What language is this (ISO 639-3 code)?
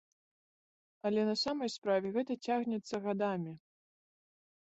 bel